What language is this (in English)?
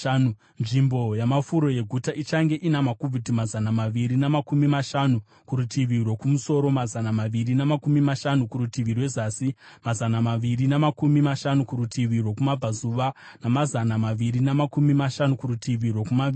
Shona